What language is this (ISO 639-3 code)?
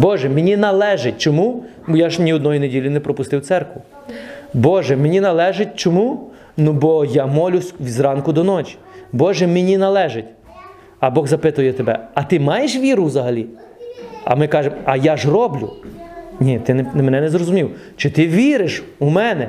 ukr